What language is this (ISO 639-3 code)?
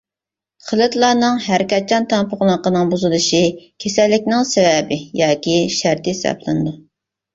uig